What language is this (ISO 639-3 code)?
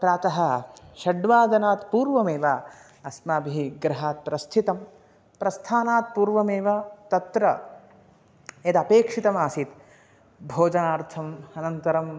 san